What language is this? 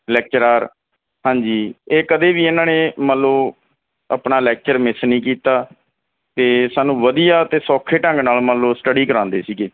Punjabi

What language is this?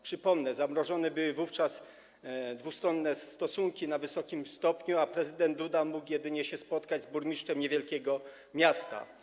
Polish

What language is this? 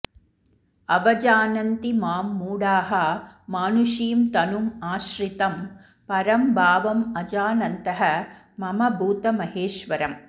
Sanskrit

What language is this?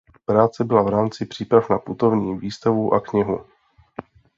Czech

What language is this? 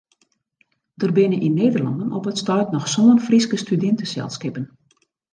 Western Frisian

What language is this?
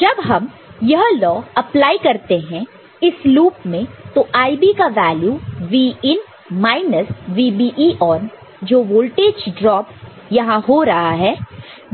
Hindi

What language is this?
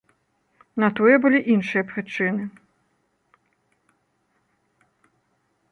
Belarusian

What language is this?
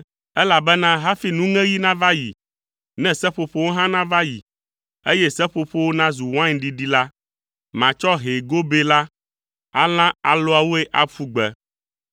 Ewe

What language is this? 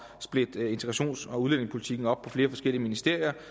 Danish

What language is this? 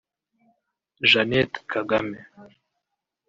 Kinyarwanda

